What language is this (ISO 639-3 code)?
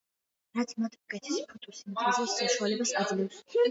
kat